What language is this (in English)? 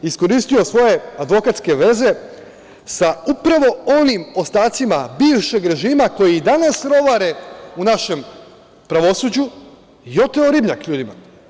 Serbian